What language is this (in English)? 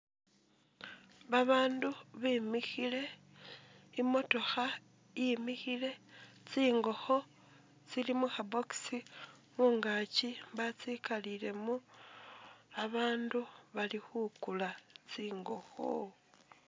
Masaaba